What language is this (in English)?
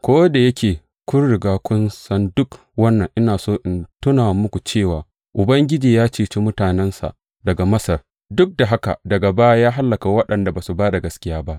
Hausa